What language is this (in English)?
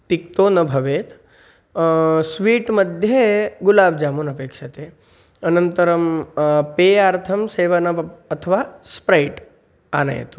Sanskrit